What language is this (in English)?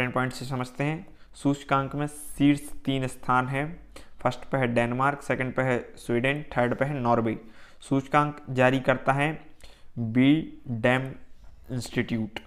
Hindi